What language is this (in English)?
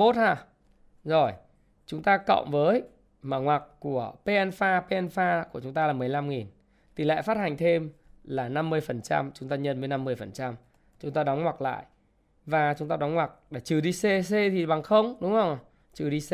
Vietnamese